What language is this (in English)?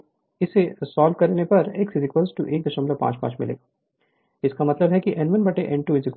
Hindi